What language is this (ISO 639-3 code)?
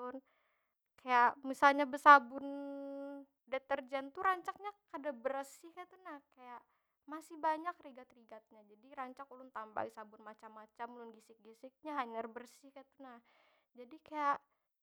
bjn